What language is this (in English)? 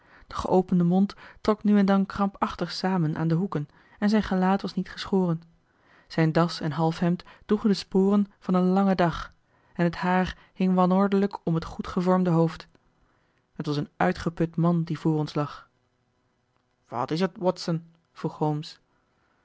Dutch